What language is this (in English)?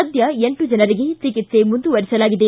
Kannada